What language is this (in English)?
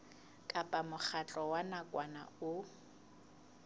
Southern Sotho